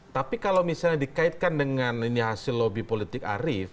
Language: Indonesian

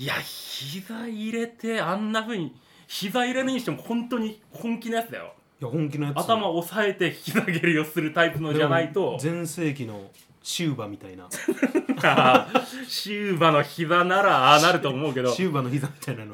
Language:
Japanese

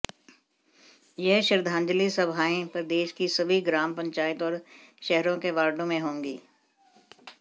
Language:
Hindi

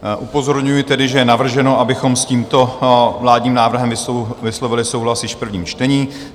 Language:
Czech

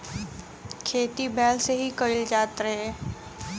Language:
Bhojpuri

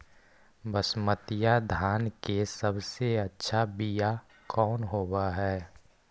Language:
Magahi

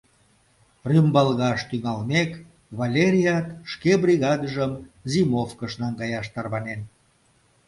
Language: Mari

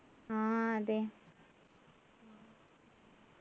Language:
Malayalam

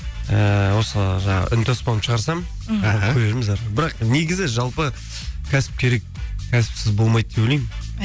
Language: Kazakh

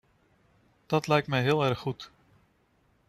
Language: Dutch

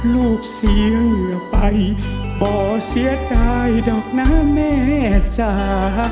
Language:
Thai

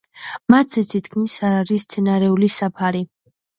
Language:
Georgian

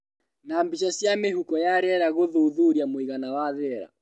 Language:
Kikuyu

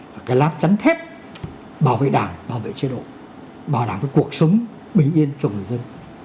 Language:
Vietnamese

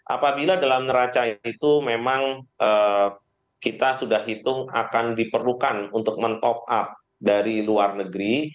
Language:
Indonesian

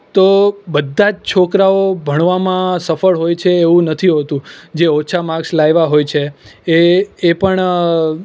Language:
Gujarati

